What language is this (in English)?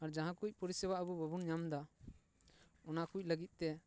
Santali